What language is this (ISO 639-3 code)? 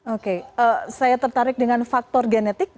ind